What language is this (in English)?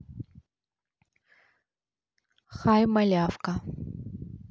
Russian